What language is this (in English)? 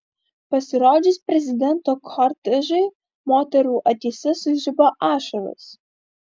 Lithuanian